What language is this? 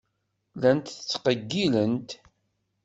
Kabyle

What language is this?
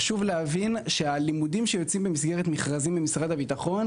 Hebrew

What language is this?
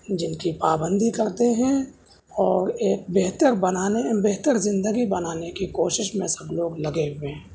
Urdu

